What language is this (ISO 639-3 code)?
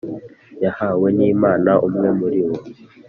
kin